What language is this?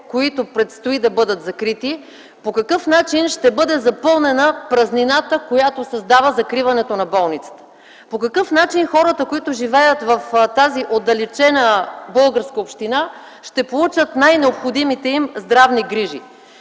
Bulgarian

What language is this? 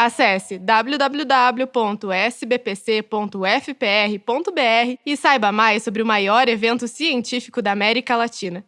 Portuguese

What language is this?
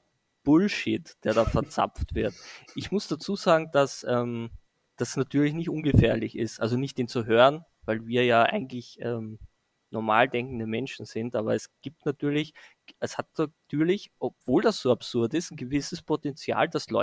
German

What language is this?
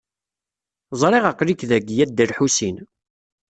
Kabyle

